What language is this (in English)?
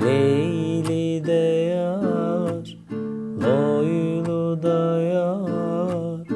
Turkish